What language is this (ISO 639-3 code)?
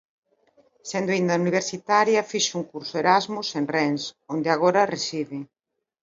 glg